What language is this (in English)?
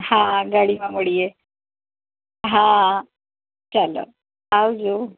Gujarati